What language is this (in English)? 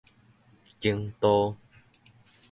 Min Nan Chinese